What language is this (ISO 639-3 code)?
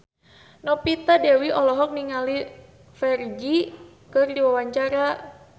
sun